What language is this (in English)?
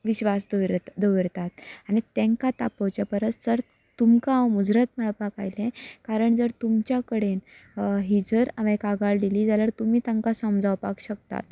Konkani